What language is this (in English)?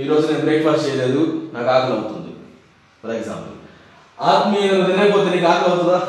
Telugu